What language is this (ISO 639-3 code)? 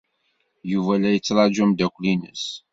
kab